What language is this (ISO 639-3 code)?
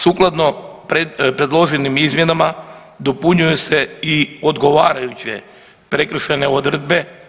hrv